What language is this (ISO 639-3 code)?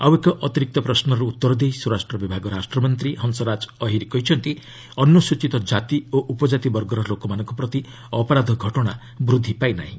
ori